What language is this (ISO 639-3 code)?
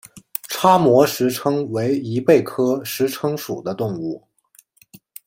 zho